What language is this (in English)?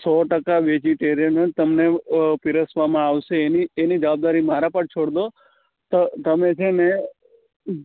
Gujarati